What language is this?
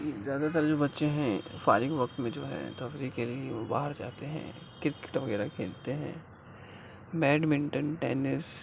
Urdu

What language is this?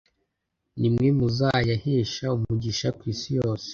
Kinyarwanda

